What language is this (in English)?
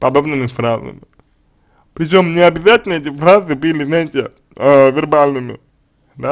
Russian